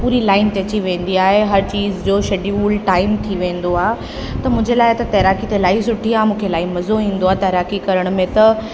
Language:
Sindhi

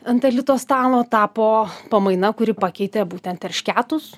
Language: Lithuanian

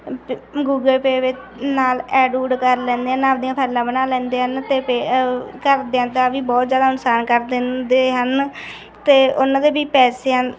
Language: Punjabi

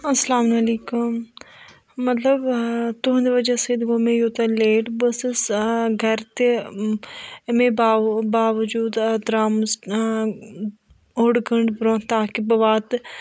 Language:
Kashmiri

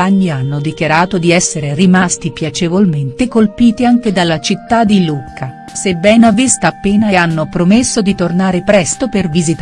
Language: Italian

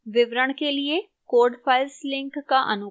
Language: Hindi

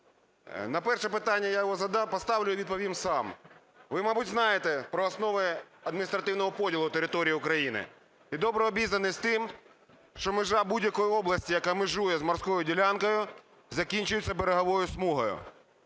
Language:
Ukrainian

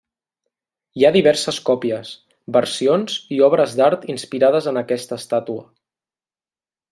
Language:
Catalan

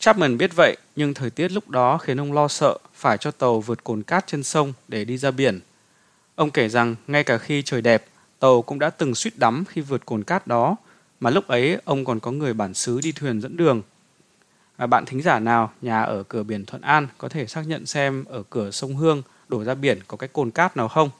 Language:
Vietnamese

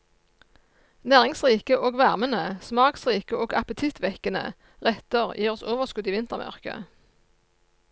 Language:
Norwegian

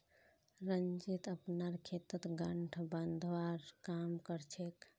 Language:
Magahi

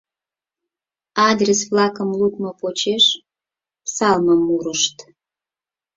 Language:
Mari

